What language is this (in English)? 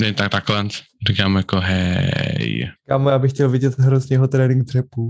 Czech